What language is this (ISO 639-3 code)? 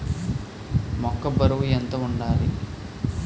tel